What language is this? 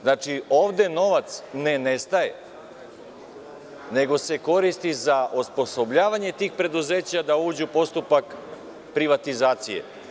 Serbian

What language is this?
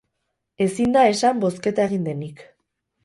Basque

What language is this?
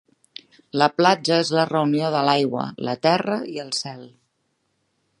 Catalan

